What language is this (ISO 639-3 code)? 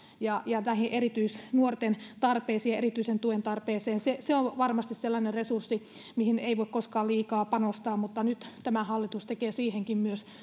fin